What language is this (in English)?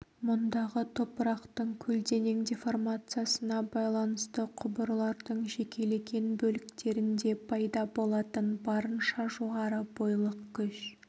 Kazakh